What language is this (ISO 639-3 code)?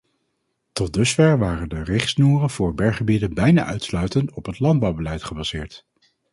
nld